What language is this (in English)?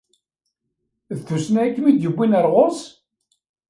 Kabyle